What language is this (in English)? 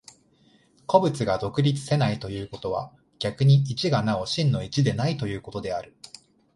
Japanese